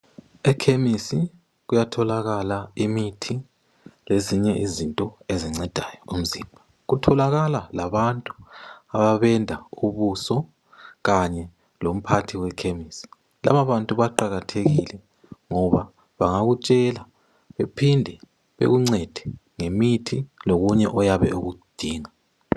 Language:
North Ndebele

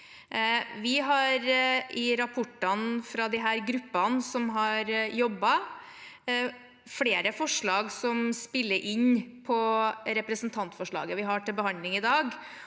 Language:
Norwegian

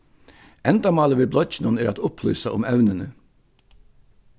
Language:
Faroese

